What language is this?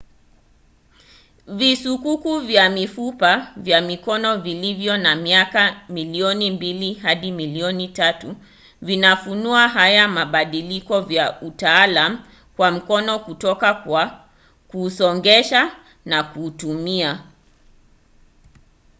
Swahili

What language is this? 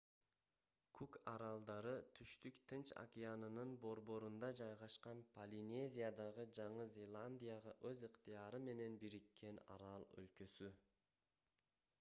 Kyrgyz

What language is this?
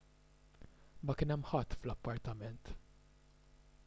Maltese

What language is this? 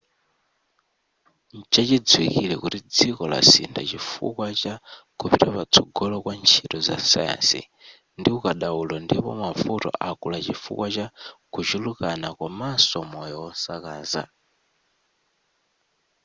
Nyanja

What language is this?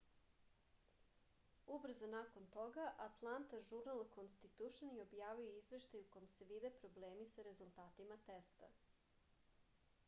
Serbian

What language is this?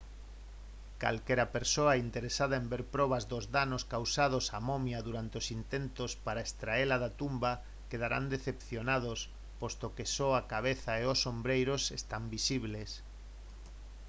Galician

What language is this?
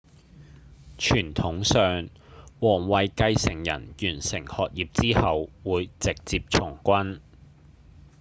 Cantonese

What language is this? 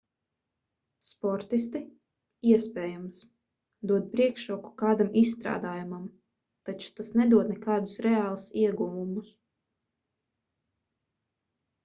Latvian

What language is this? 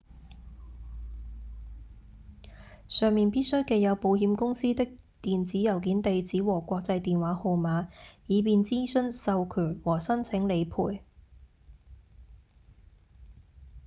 Cantonese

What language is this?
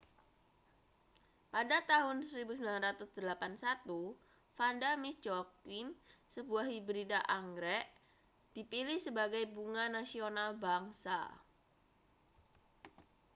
Indonesian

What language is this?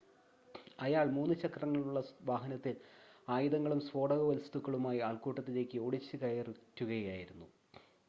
Malayalam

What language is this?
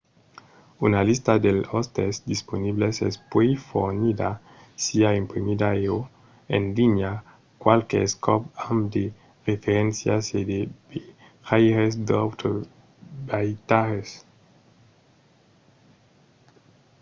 Occitan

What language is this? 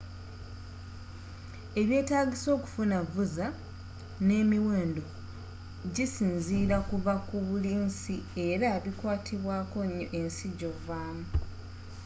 Ganda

